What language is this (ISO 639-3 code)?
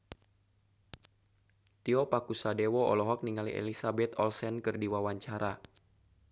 sun